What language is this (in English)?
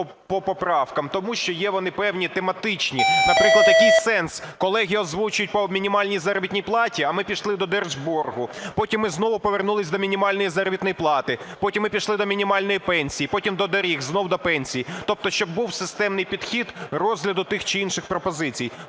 Ukrainian